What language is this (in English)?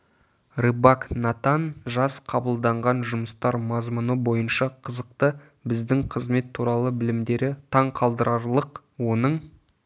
Kazakh